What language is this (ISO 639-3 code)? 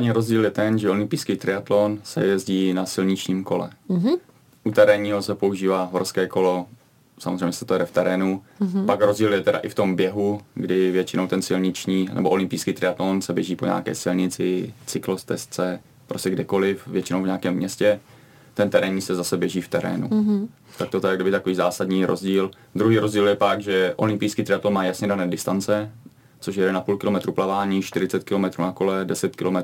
ces